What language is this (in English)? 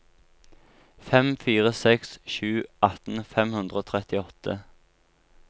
Norwegian